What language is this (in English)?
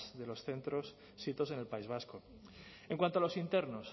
Spanish